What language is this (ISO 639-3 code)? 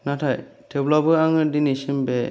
brx